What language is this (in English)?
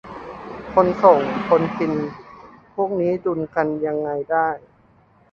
Thai